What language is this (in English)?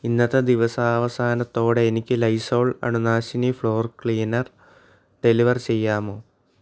Malayalam